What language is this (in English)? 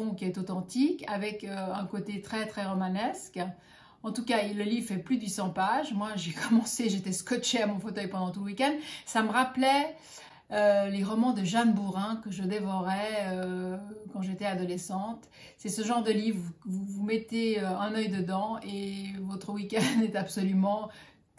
French